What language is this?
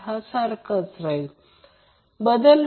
Marathi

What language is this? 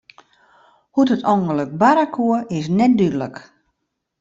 Western Frisian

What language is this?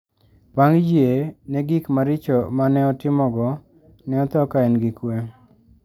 Luo (Kenya and Tanzania)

